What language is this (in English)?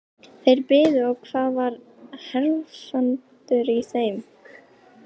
Icelandic